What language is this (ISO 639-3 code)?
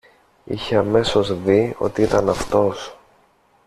ell